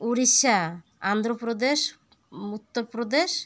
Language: Odia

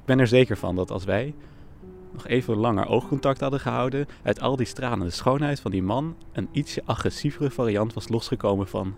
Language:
Dutch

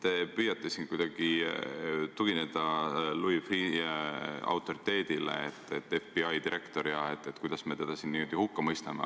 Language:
Estonian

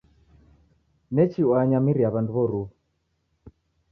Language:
Taita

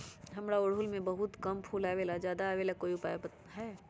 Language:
Magahi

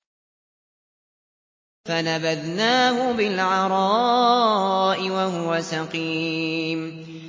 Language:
Arabic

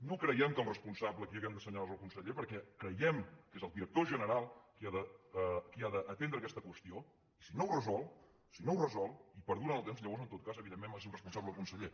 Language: Catalan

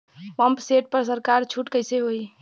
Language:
Bhojpuri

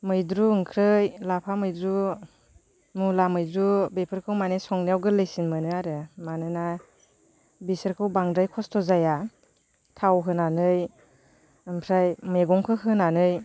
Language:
Bodo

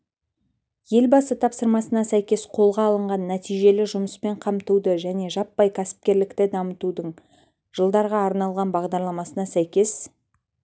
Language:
Kazakh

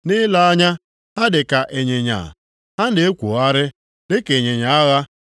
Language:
Igbo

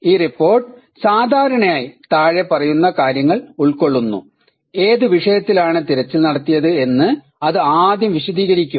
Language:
Malayalam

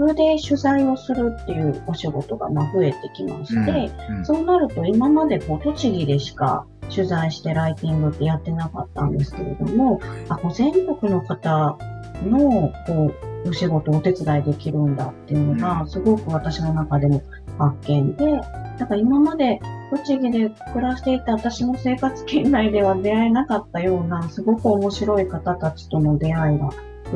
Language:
Japanese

